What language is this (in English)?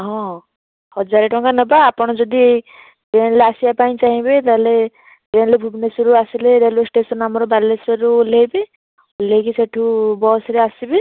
Odia